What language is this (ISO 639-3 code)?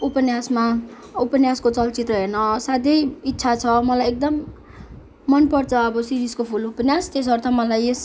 nep